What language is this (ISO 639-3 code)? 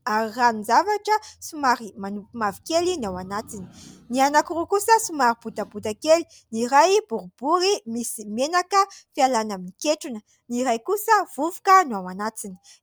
mlg